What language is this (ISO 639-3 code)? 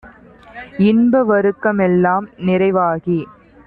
tam